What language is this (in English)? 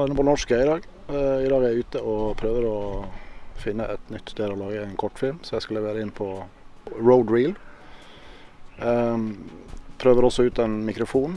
Norwegian